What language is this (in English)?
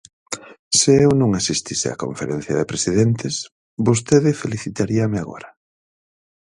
Galician